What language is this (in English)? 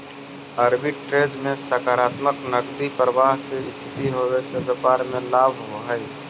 Magahi